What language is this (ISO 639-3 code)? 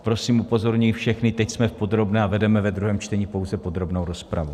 ces